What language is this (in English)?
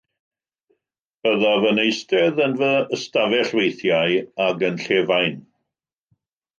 Welsh